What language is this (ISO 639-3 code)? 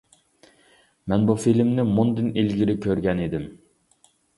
uig